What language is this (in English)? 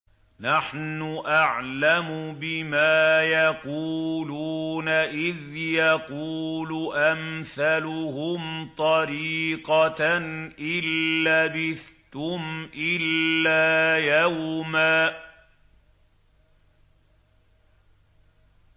Arabic